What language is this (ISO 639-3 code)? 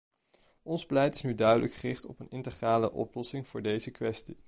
nld